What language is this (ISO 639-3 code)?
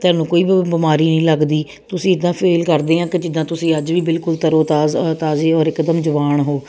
pan